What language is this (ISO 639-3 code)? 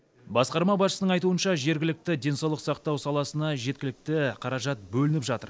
kaz